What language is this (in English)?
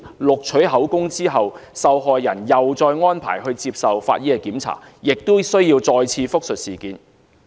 Cantonese